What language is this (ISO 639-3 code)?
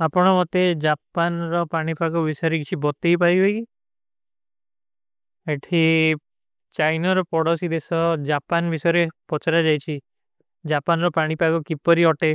uki